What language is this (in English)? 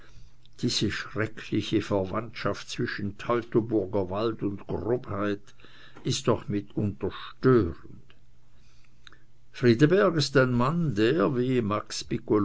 German